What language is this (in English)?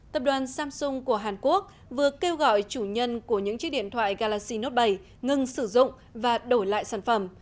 Vietnamese